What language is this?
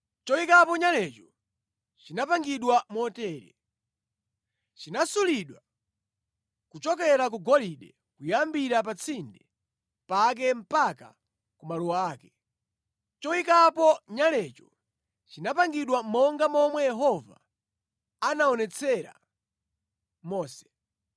Nyanja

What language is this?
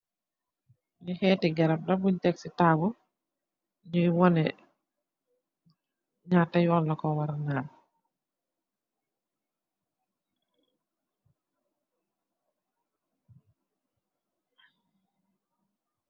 Wolof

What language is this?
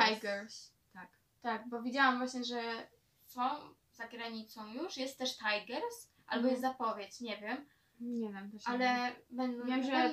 Polish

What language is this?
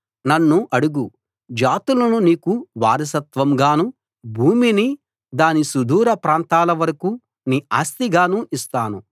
Telugu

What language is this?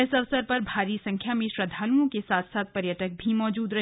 Hindi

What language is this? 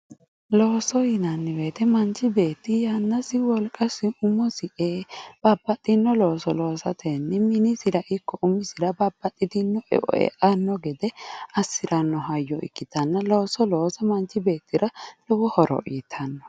Sidamo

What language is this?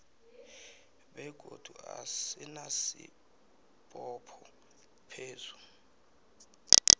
South Ndebele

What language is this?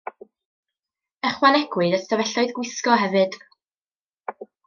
Welsh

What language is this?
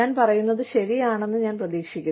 Malayalam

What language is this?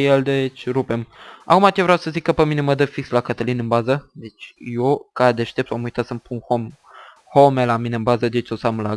Romanian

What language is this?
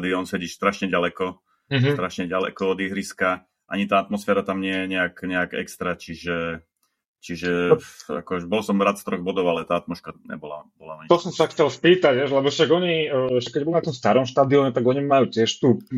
Slovak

